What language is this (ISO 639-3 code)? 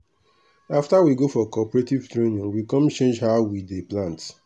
pcm